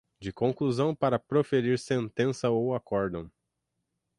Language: Portuguese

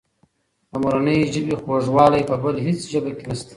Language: Pashto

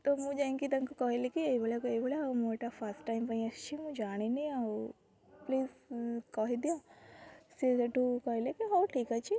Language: Odia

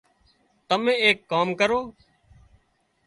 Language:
Wadiyara Koli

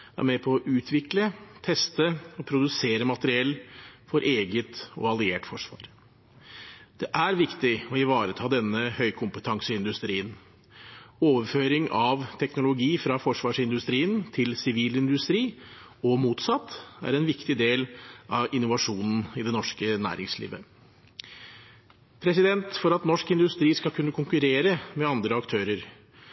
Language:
Norwegian Bokmål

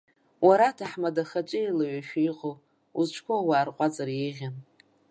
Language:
Abkhazian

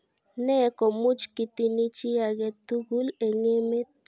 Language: Kalenjin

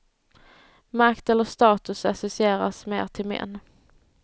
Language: Swedish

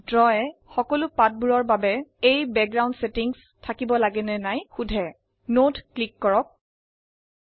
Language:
Assamese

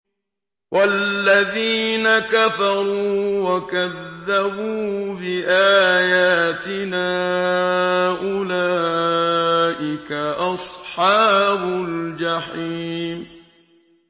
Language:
Arabic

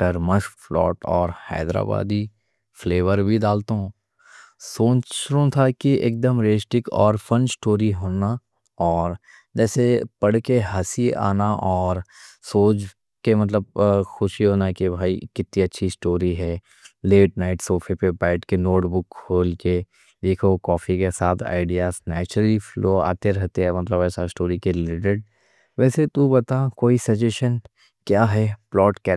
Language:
Deccan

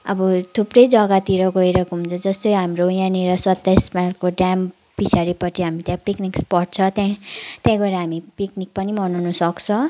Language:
Nepali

